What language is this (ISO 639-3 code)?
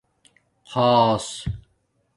dmk